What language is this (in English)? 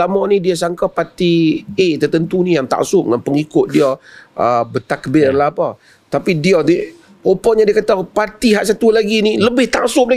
Malay